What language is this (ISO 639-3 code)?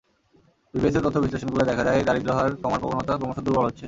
ben